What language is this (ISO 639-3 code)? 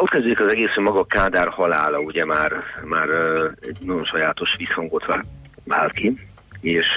hun